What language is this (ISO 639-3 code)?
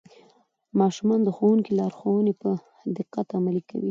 pus